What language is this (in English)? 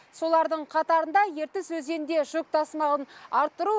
Kazakh